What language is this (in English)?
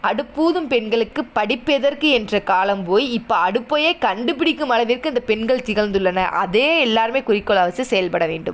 Tamil